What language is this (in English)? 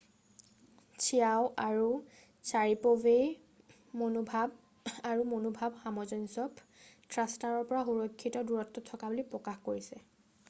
Assamese